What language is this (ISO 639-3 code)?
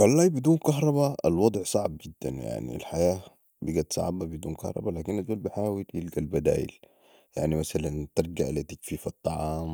apd